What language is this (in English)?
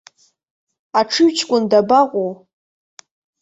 Abkhazian